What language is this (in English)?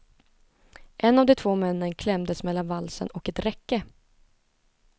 Swedish